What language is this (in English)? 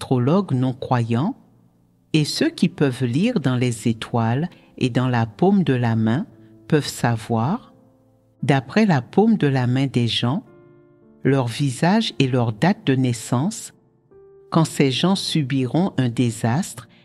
French